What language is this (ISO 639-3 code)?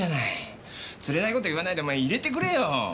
jpn